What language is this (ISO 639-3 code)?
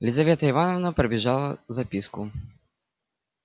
rus